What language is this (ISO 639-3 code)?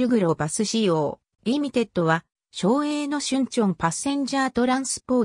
jpn